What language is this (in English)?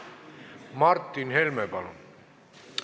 Estonian